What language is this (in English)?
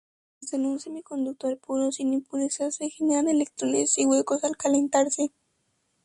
Spanish